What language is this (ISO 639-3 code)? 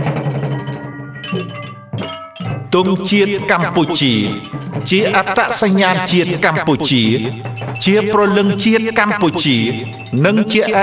ind